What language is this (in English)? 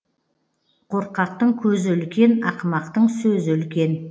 Kazakh